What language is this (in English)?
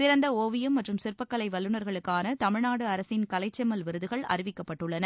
Tamil